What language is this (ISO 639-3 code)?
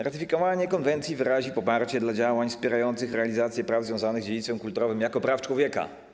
pol